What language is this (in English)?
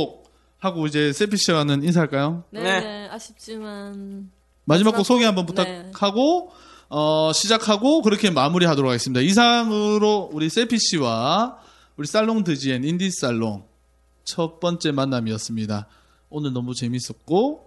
Korean